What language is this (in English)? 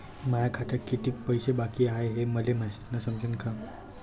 Marathi